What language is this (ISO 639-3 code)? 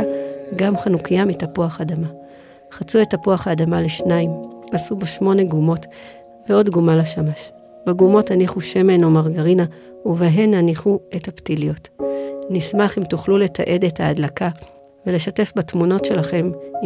heb